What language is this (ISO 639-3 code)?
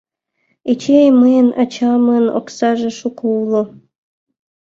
chm